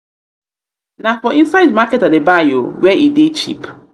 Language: Nigerian Pidgin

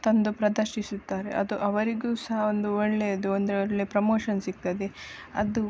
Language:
Kannada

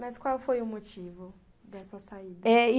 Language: Portuguese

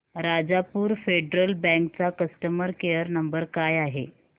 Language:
Marathi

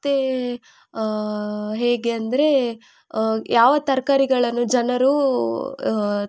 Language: Kannada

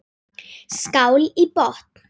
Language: Icelandic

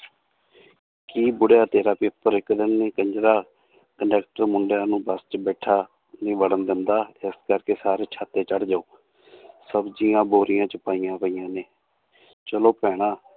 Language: Punjabi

